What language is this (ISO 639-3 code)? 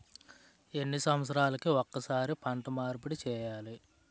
tel